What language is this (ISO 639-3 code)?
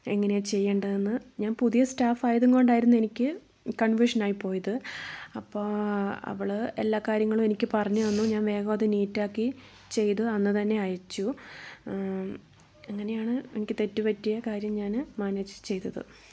mal